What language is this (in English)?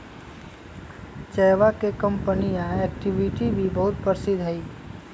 Magahi